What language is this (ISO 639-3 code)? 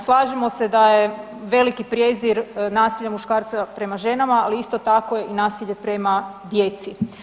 hrv